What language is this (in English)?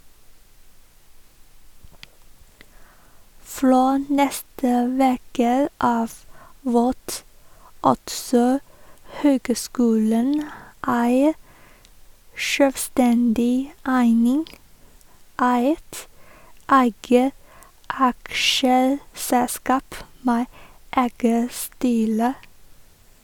Norwegian